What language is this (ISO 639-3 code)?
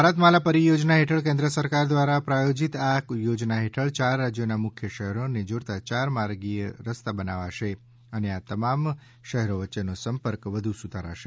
guj